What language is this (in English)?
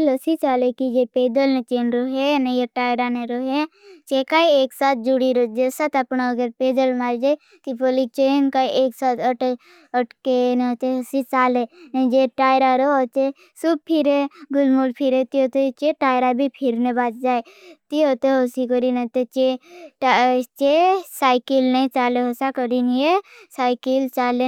Bhili